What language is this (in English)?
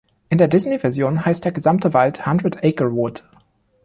German